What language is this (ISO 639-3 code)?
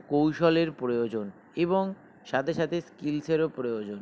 ben